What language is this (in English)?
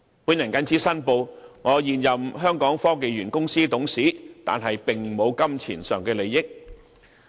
Cantonese